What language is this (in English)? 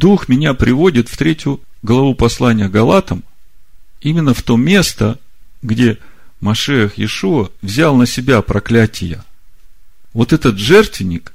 Russian